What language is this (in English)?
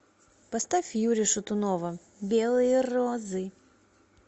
Russian